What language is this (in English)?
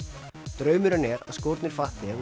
Icelandic